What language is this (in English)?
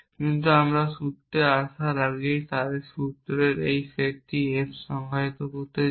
Bangla